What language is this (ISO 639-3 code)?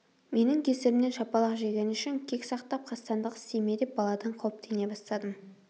kaz